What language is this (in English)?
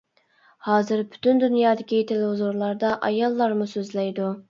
Uyghur